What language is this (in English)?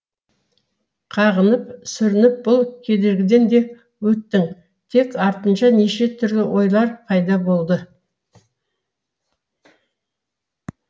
Kazakh